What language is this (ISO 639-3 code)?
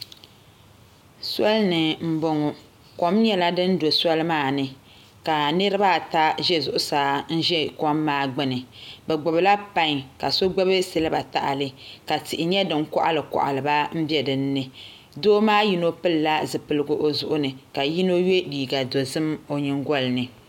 dag